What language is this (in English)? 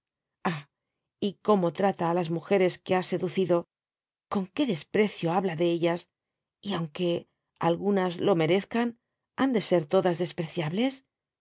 Spanish